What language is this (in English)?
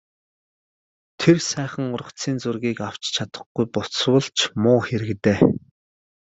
Mongolian